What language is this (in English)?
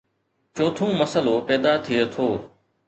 Sindhi